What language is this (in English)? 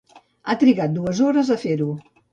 Catalan